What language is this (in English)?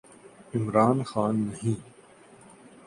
Urdu